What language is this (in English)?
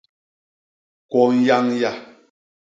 Basaa